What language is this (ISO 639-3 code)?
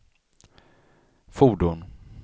swe